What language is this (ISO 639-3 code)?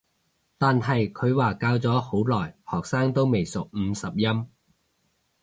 yue